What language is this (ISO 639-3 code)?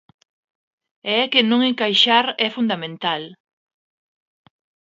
glg